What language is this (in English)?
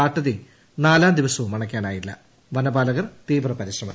Malayalam